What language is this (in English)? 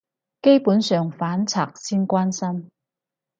Cantonese